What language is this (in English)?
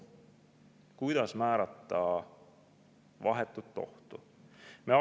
Estonian